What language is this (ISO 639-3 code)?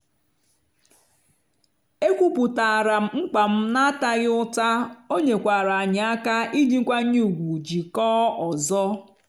ibo